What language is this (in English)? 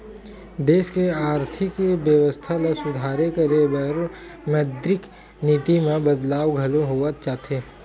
Chhattisgarhi